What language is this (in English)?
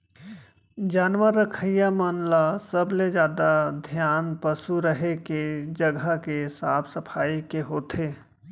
Chhattisgarhi